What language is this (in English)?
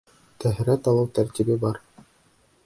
Bashkir